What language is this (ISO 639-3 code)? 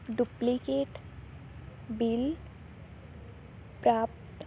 pan